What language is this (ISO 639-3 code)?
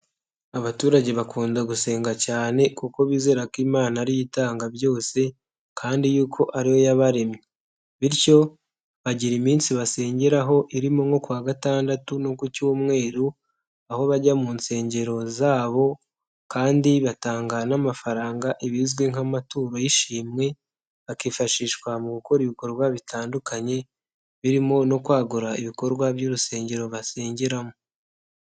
kin